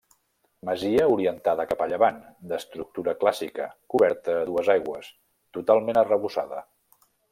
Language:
Catalan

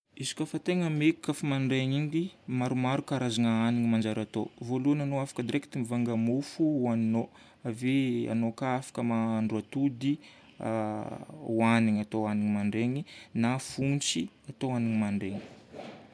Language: Northern Betsimisaraka Malagasy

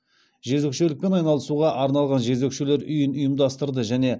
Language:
Kazakh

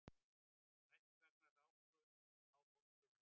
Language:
Icelandic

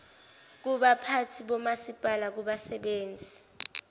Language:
Zulu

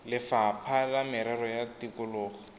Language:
Tswana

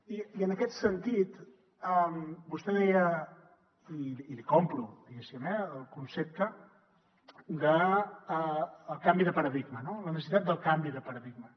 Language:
Catalan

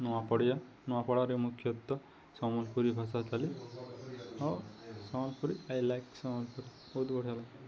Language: Odia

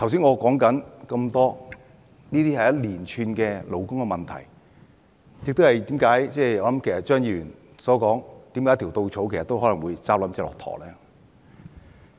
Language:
Cantonese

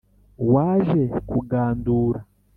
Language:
Kinyarwanda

